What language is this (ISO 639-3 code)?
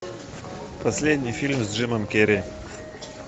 rus